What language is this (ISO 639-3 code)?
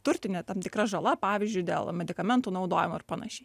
lit